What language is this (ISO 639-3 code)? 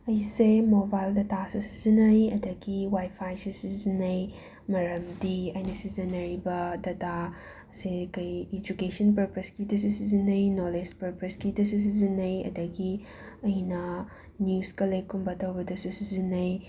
mni